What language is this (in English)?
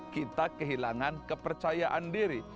Indonesian